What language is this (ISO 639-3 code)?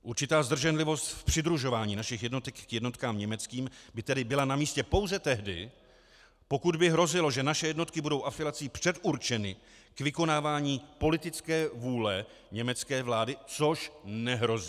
ces